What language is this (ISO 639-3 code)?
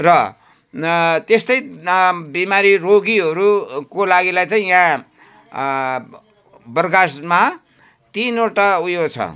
nep